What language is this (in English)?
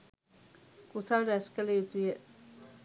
Sinhala